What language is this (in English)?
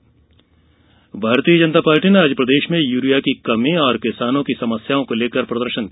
Hindi